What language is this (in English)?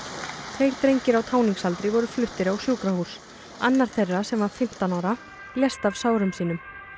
Icelandic